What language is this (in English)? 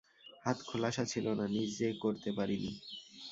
Bangla